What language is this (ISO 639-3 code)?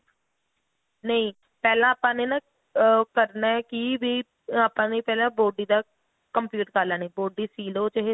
pan